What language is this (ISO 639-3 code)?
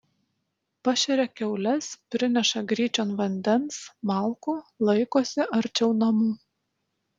lit